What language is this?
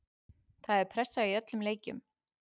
Icelandic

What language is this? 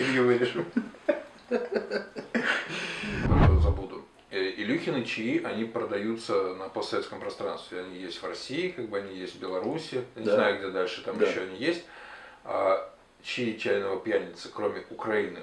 Russian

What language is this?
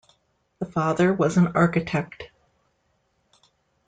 English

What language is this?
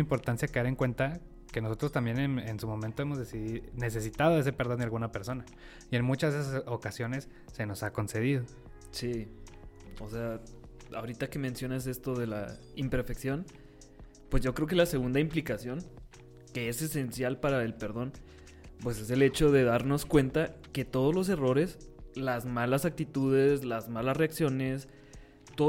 Spanish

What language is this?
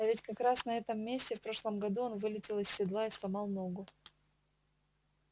Russian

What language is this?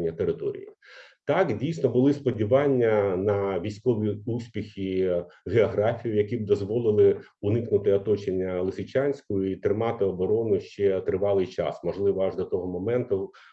Ukrainian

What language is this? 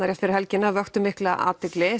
Icelandic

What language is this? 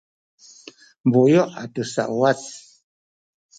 Sakizaya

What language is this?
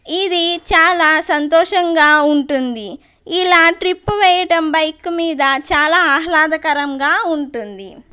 Telugu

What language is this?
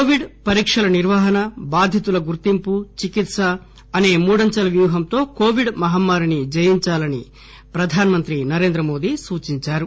Telugu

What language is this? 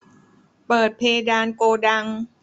Thai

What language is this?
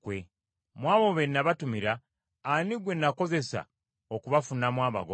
Ganda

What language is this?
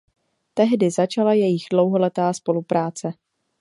Czech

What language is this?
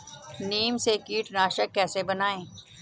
Hindi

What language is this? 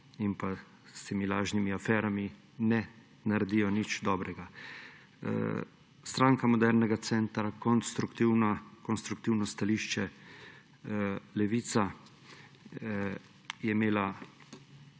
Slovenian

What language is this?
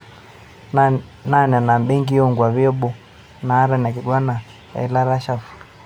Masai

